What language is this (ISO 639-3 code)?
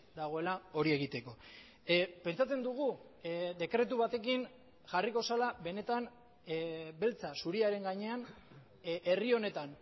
eus